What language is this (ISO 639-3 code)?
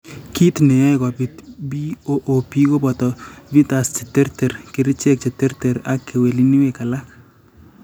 kln